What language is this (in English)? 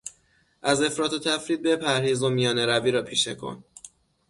Persian